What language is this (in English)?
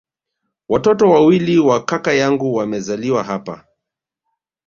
Swahili